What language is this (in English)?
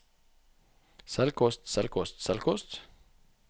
Norwegian